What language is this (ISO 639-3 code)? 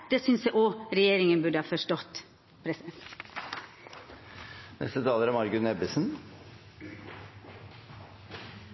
nor